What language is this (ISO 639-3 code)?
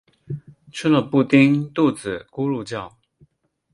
zho